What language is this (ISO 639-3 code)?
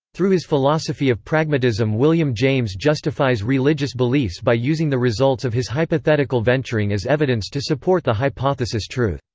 eng